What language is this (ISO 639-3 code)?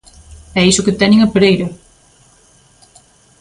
glg